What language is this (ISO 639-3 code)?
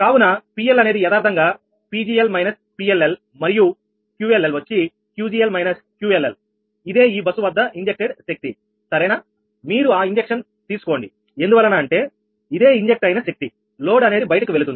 tel